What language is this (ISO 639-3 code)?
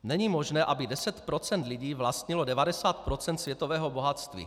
ces